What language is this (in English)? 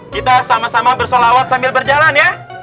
Indonesian